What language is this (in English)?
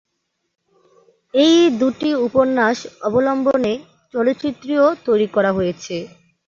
Bangla